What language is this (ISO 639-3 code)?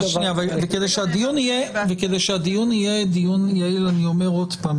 heb